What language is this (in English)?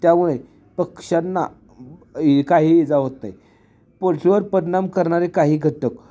Marathi